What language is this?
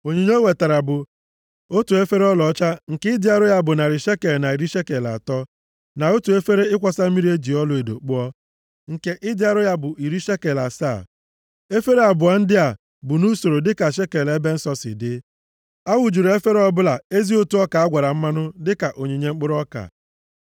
Igbo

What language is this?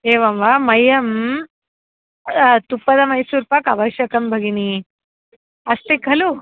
Sanskrit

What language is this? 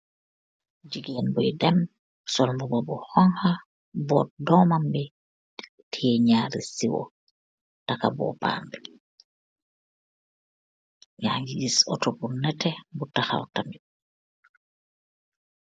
Wolof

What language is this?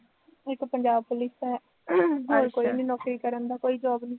Punjabi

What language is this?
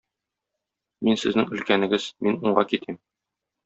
Tatar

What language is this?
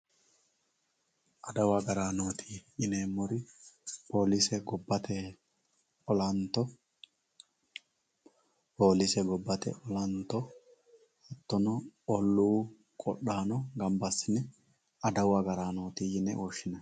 Sidamo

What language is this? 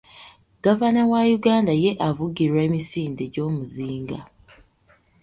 Ganda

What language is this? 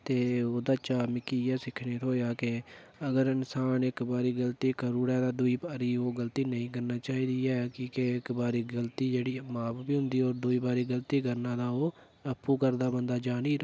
Dogri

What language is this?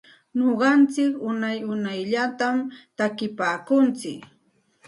Santa Ana de Tusi Pasco Quechua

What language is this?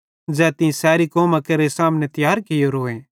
Bhadrawahi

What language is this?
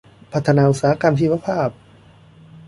Thai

